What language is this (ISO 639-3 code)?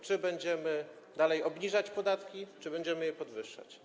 pol